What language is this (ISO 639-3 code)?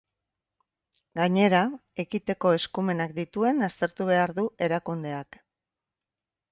eus